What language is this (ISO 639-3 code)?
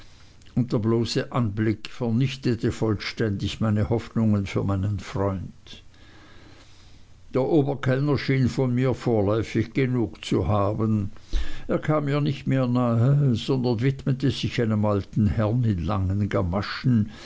deu